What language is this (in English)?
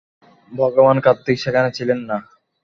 Bangla